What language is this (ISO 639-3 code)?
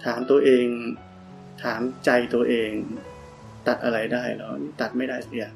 tha